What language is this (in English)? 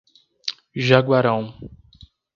Portuguese